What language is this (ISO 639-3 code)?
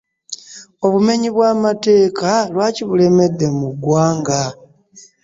lug